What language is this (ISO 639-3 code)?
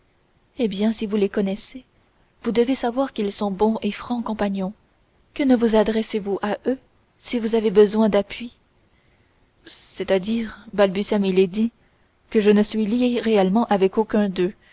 fra